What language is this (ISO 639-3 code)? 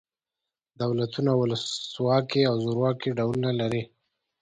pus